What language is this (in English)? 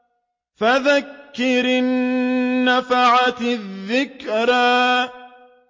Arabic